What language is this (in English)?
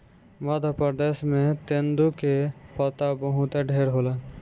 Bhojpuri